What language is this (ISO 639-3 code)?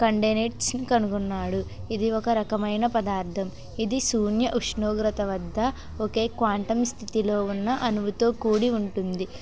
tel